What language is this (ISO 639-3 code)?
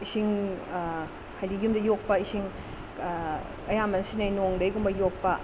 mni